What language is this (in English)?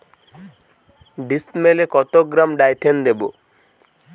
Bangla